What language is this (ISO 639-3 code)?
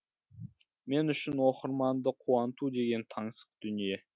kaz